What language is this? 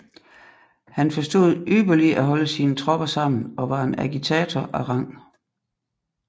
Danish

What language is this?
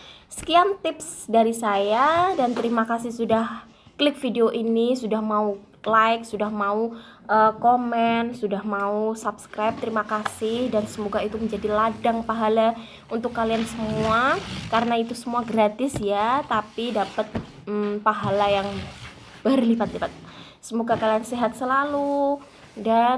Indonesian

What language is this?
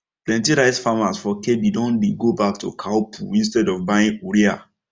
Nigerian Pidgin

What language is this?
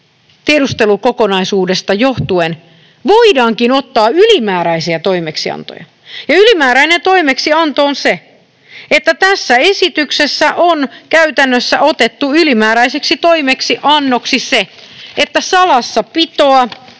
Finnish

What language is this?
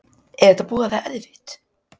Icelandic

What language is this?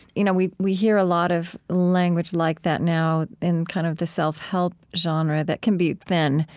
English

